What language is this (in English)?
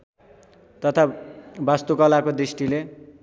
Nepali